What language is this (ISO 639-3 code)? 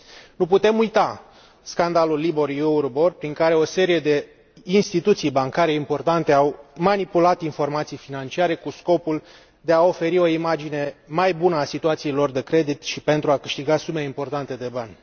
ron